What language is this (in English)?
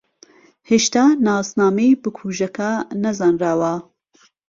Central Kurdish